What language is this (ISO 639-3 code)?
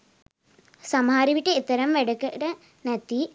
sin